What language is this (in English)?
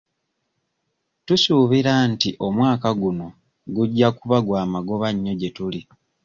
Ganda